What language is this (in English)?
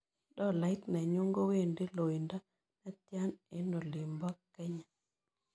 Kalenjin